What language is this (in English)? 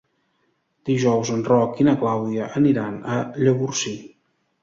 Catalan